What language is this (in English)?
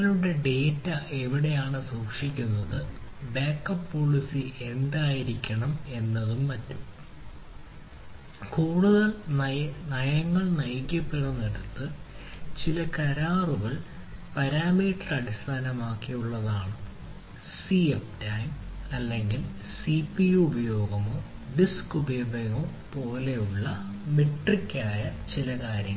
Malayalam